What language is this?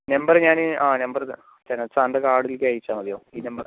Malayalam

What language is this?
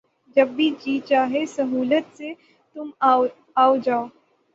Urdu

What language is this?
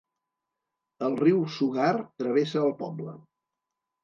Catalan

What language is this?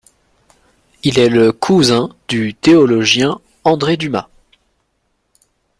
French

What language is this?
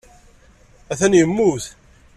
Kabyle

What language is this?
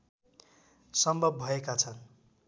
Nepali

